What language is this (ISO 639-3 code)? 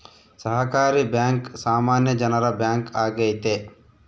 kan